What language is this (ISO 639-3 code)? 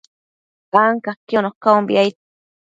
mcf